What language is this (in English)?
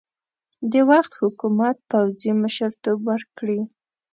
Pashto